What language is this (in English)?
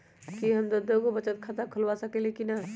Magahi